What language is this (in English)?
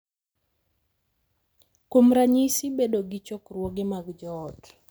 Luo (Kenya and Tanzania)